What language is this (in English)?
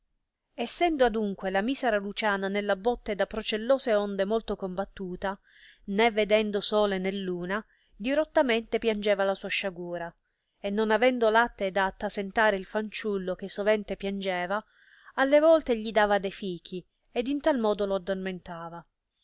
Italian